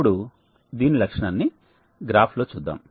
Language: Telugu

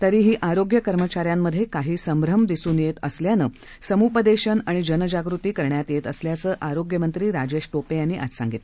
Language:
Marathi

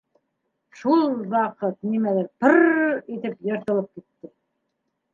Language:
Bashkir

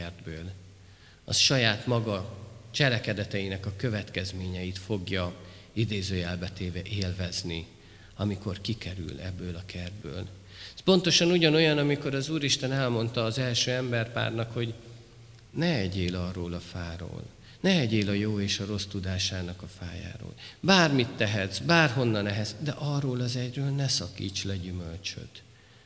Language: Hungarian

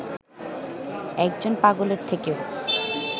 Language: Bangla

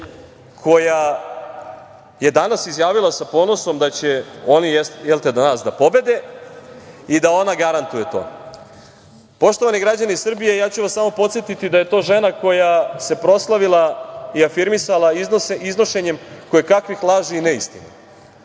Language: Serbian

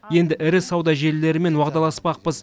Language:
Kazakh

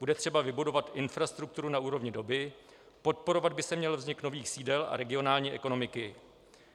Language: Czech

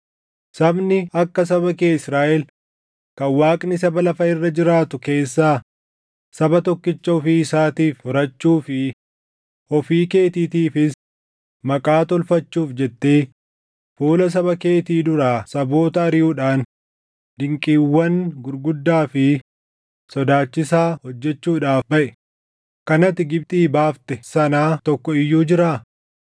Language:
Oromo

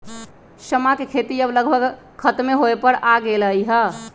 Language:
Magahi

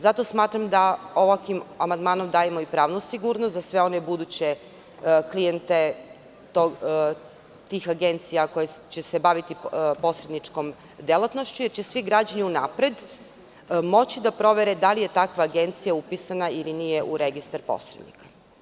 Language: Serbian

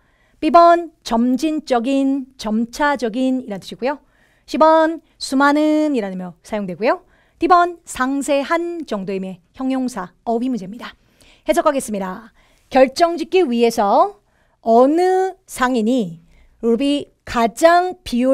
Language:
Korean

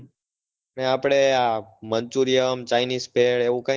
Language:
Gujarati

